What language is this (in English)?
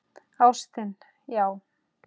Icelandic